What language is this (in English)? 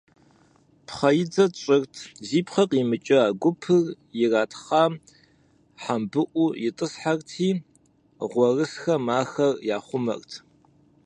Kabardian